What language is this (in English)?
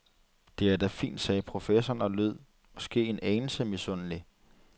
Danish